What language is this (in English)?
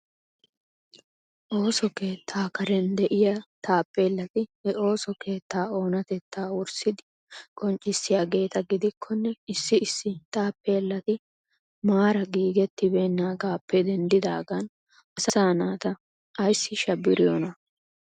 Wolaytta